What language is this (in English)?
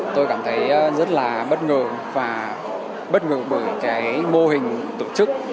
Vietnamese